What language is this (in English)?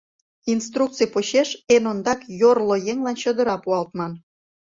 Mari